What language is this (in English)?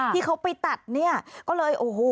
Thai